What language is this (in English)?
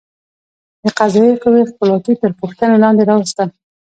Pashto